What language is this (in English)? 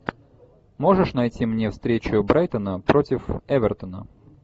Russian